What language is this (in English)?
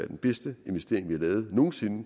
Danish